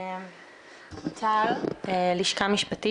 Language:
Hebrew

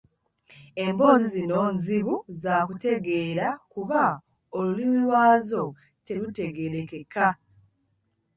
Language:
Ganda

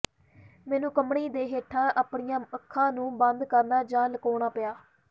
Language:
Punjabi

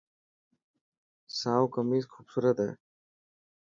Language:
Dhatki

